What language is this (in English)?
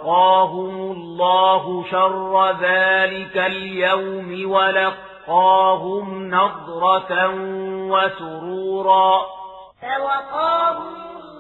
Arabic